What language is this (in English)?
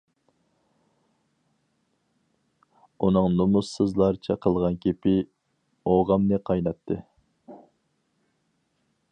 Uyghur